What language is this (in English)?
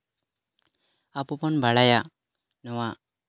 Santali